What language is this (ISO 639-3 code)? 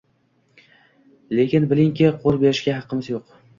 uzb